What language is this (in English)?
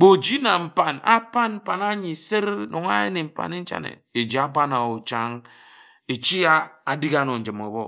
Ejagham